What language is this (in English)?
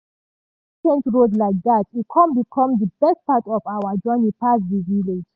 Nigerian Pidgin